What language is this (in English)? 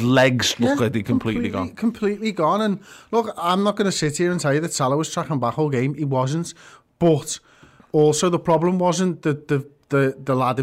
English